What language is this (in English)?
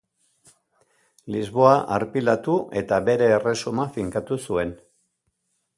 Basque